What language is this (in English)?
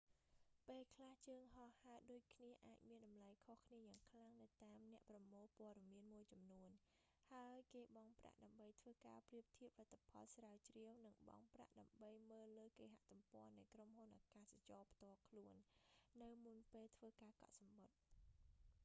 Khmer